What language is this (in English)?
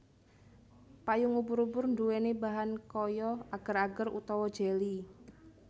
Javanese